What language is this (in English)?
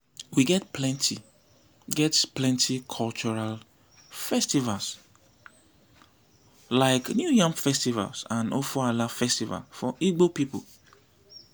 Nigerian Pidgin